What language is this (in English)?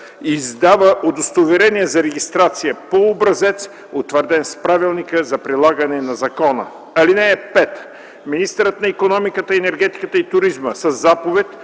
Bulgarian